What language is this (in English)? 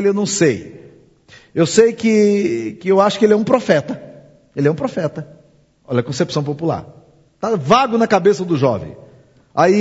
Portuguese